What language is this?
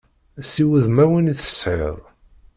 Kabyle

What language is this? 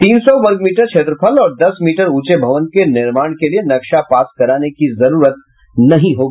Hindi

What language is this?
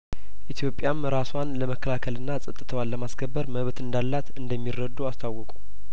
Amharic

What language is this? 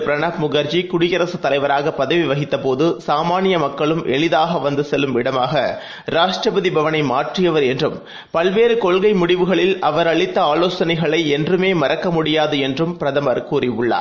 Tamil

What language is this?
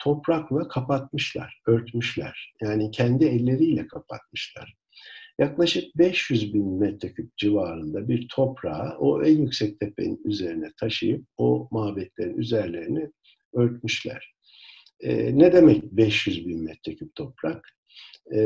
Turkish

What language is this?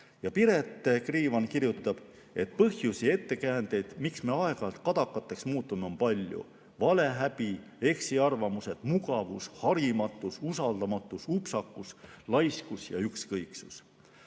Estonian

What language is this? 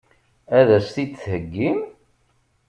Kabyle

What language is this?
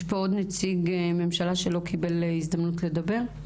Hebrew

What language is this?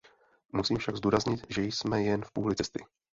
Czech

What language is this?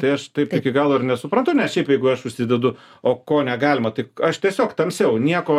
Lithuanian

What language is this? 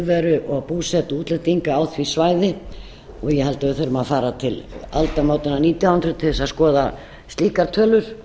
Icelandic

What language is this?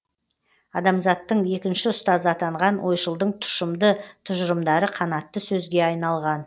Kazakh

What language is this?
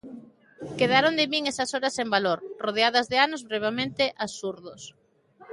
Galician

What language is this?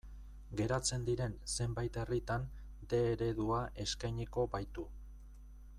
Basque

